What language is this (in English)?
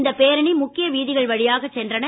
Tamil